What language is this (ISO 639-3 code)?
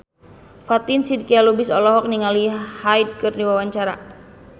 sun